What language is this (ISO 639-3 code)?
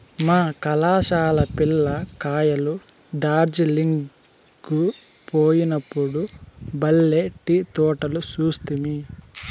tel